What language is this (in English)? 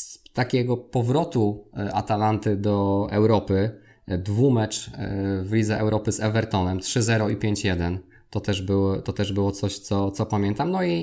Polish